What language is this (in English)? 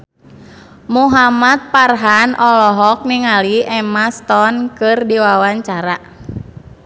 Sundanese